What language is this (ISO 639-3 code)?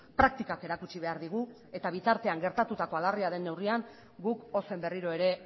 eus